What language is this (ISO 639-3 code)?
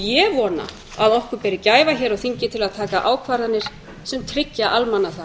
isl